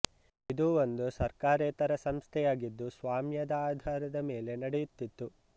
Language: Kannada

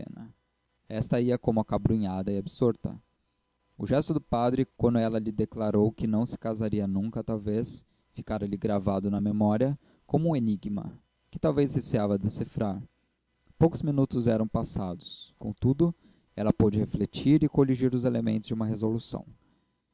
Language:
Portuguese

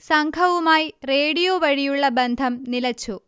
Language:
Malayalam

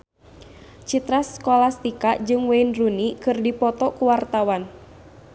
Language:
Sundanese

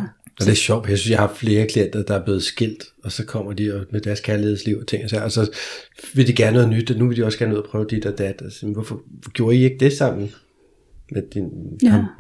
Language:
Danish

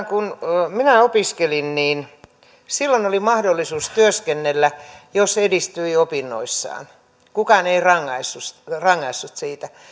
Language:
Finnish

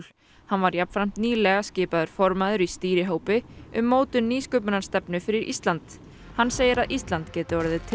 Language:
Icelandic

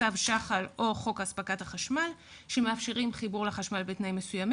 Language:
Hebrew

